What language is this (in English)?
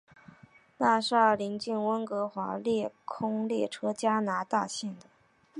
Chinese